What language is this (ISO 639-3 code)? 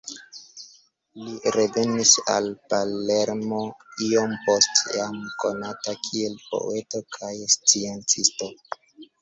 epo